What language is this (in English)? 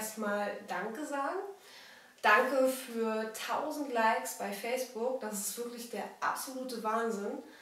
German